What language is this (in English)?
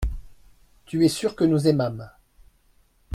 French